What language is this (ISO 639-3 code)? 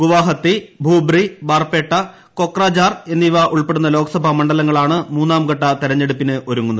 mal